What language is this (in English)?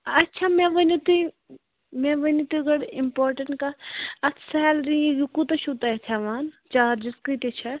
Kashmiri